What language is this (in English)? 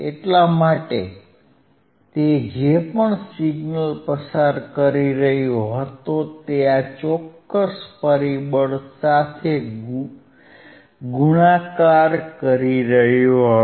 Gujarati